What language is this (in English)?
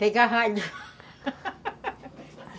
Portuguese